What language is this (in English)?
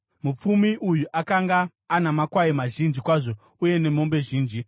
Shona